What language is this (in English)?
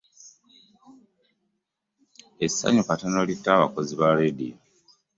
Ganda